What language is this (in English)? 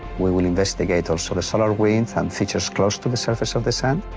English